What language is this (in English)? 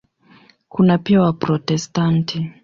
Swahili